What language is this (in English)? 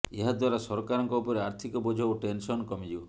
Odia